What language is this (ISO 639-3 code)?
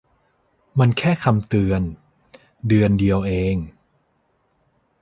tha